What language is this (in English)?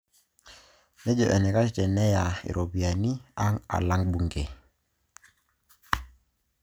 Masai